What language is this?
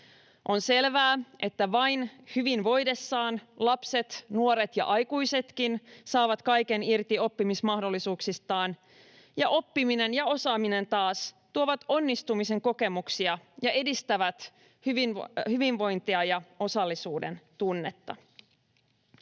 Finnish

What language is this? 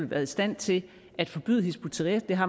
Danish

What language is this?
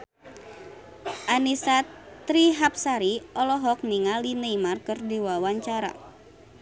Sundanese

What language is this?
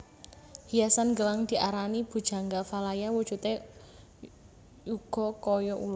Javanese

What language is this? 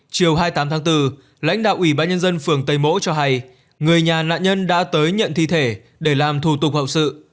Vietnamese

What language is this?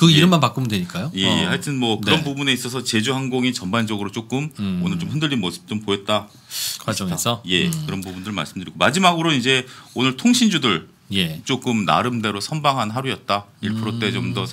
Korean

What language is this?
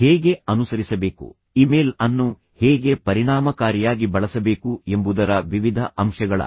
Kannada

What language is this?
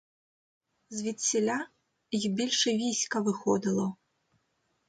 Ukrainian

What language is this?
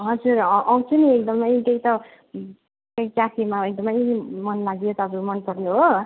Nepali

